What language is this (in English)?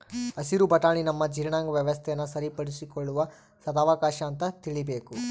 Kannada